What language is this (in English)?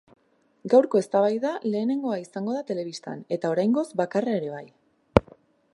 Basque